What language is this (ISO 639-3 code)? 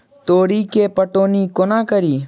mai